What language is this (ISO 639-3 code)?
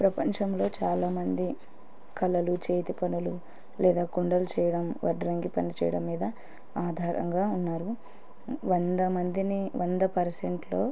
tel